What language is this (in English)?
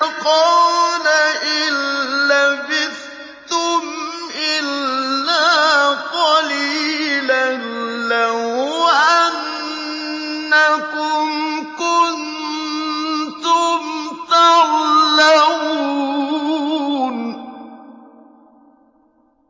Arabic